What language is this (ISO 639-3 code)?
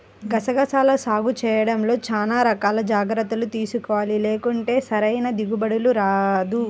tel